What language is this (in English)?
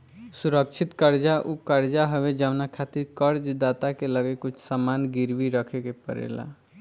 Bhojpuri